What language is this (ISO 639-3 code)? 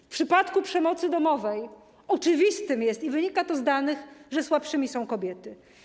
pol